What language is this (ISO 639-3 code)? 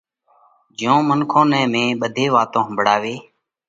kvx